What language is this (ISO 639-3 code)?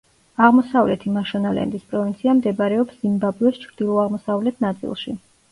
kat